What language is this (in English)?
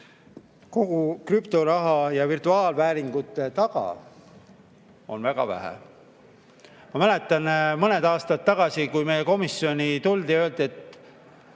Estonian